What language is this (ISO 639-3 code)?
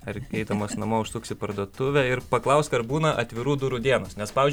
lit